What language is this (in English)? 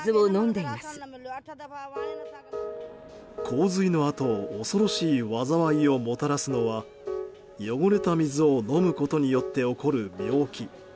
Japanese